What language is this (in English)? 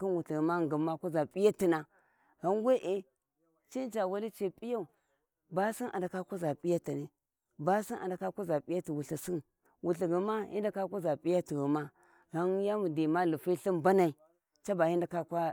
Warji